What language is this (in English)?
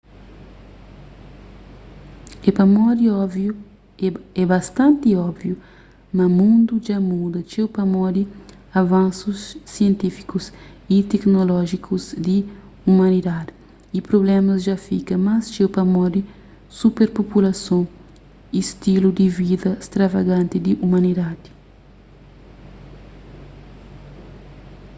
Kabuverdianu